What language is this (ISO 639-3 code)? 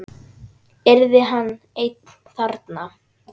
isl